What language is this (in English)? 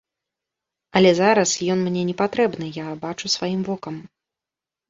Belarusian